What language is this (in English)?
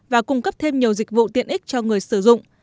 Vietnamese